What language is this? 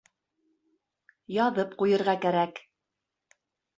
Bashkir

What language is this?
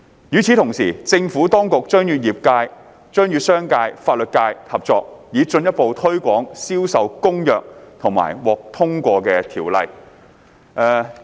Cantonese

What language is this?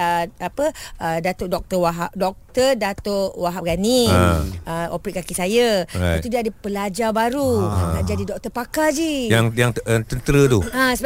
Malay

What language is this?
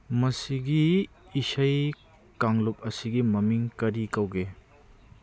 Manipuri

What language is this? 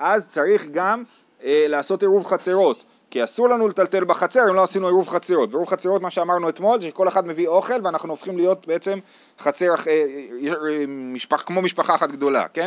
Hebrew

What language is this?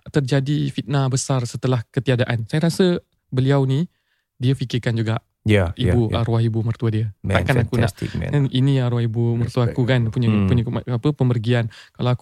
Malay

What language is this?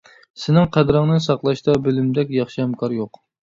Uyghur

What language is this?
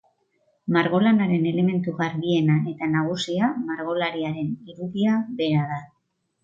Basque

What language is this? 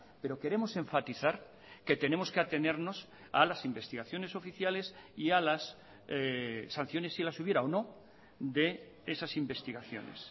Spanish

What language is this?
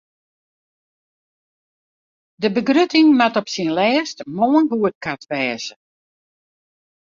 Western Frisian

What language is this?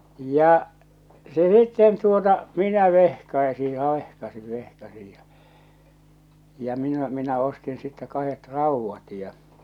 Finnish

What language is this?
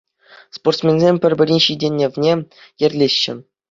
Chuvash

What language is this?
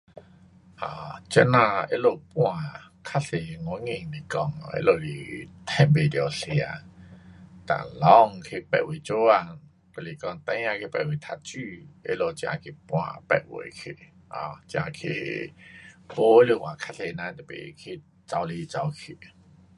Pu-Xian Chinese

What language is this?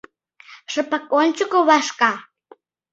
Mari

